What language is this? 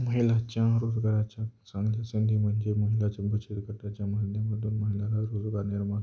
Marathi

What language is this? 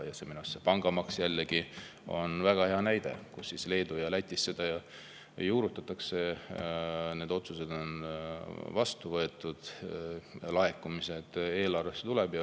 Estonian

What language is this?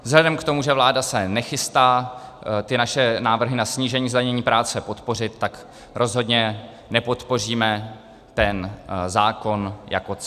Czech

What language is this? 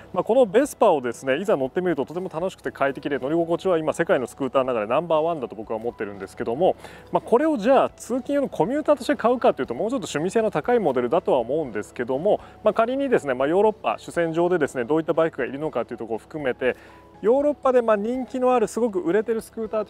Japanese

